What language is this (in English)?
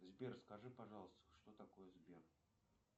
Russian